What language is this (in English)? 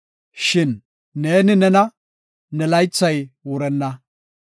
Gofa